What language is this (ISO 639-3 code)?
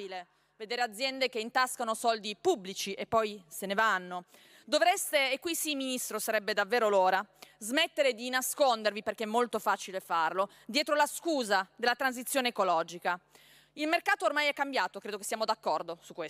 ita